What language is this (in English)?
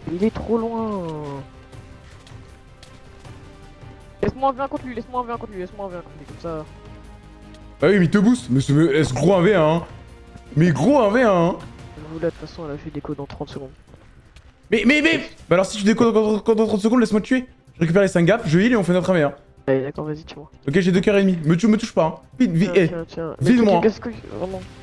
French